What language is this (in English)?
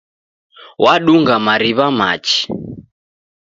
Taita